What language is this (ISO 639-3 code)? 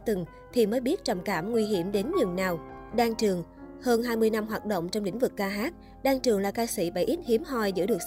vie